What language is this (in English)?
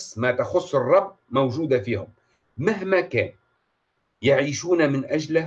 Arabic